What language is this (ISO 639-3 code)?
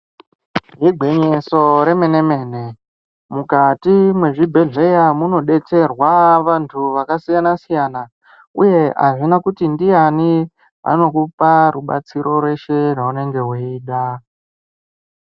ndc